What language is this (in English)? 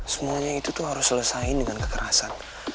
Indonesian